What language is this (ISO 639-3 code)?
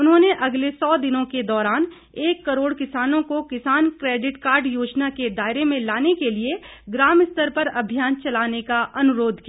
hin